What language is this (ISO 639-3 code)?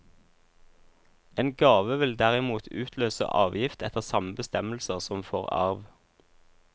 nor